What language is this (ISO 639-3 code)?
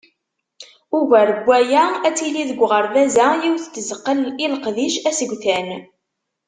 kab